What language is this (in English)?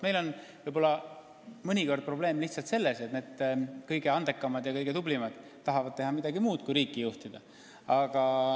Estonian